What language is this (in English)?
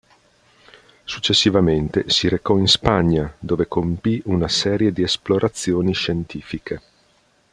Italian